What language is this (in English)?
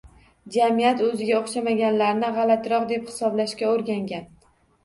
Uzbek